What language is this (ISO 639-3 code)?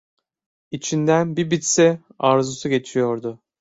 tur